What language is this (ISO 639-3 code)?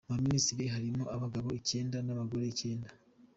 kin